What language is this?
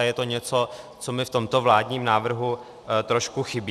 Czech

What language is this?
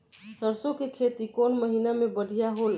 Bhojpuri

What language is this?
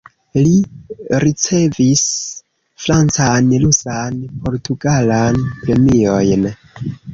Esperanto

